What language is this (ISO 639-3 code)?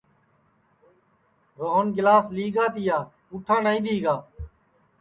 ssi